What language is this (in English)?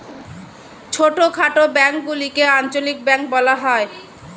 Bangla